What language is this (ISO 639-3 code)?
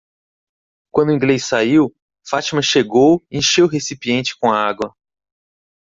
por